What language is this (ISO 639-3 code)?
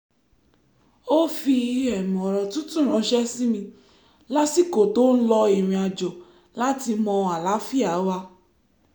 yor